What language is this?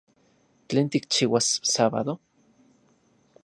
Central Puebla Nahuatl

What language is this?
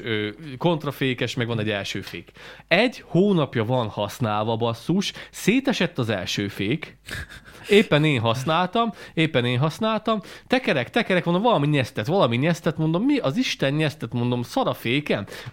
Hungarian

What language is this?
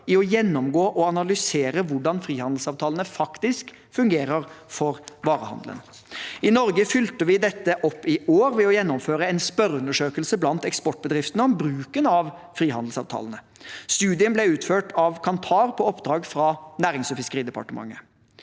Norwegian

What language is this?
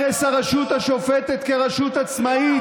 Hebrew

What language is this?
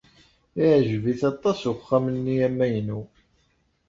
Kabyle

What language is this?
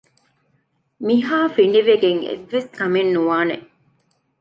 Divehi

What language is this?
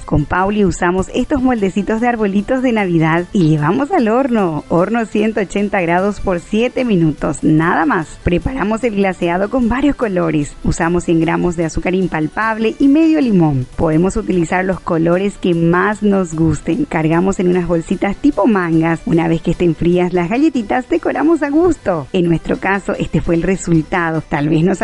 Spanish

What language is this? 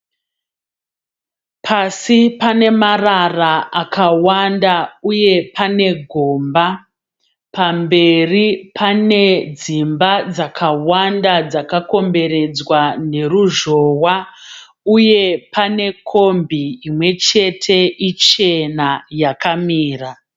Shona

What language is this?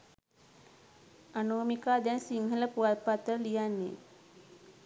Sinhala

